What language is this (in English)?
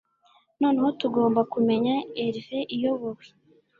Kinyarwanda